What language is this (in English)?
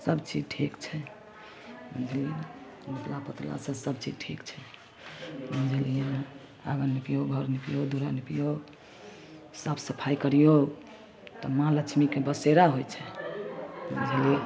Maithili